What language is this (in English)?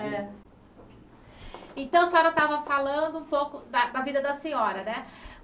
Portuguese